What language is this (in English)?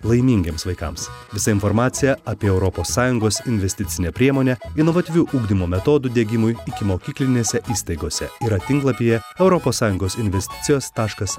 Lithuanian